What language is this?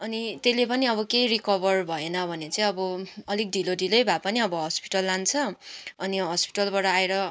Nepali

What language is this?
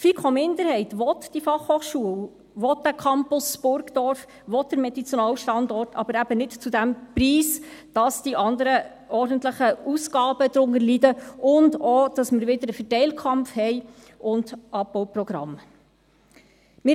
Swiss German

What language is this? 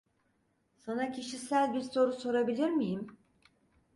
Turkish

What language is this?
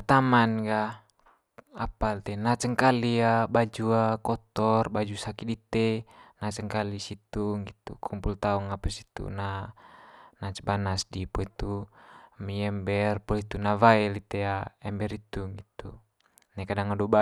Manggarai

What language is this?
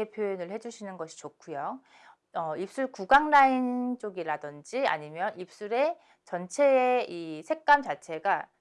Korean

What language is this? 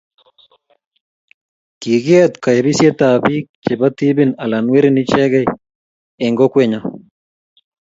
Kalenjin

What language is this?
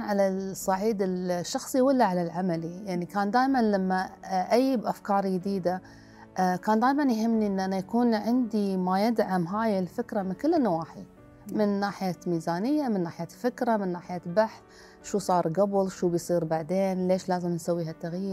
Arabic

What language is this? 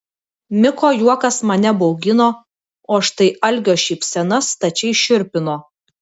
Lithuanian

